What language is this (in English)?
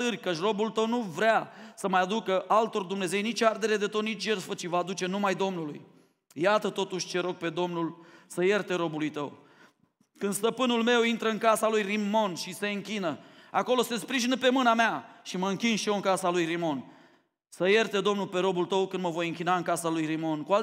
Romanian